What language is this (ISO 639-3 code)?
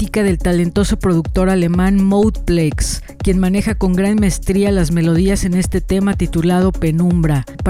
spa